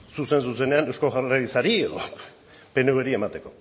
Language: Basque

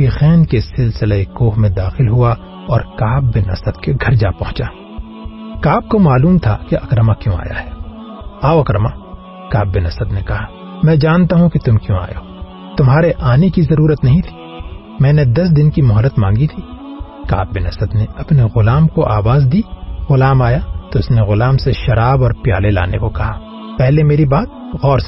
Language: Urdu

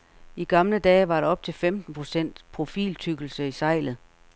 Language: Danish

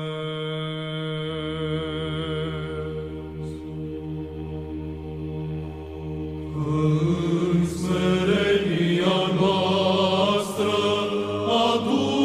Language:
Romanian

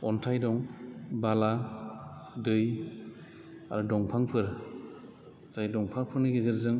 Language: Bodo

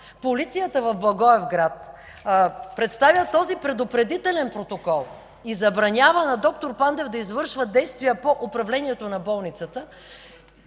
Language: Bulgarian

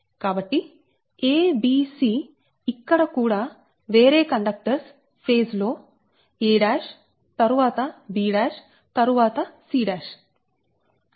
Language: Telugu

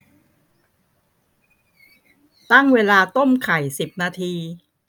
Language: Thai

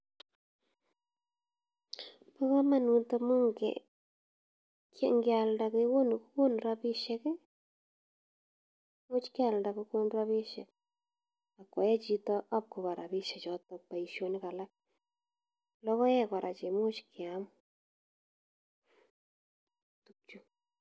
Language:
Kalenjin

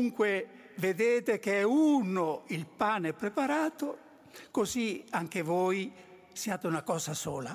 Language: Italian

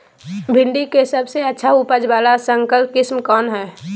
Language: Magahi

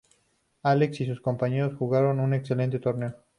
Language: Spanish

